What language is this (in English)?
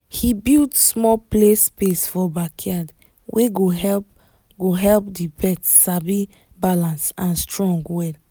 Nigerian Pidgin